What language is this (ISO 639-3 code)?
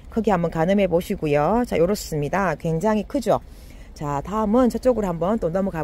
kor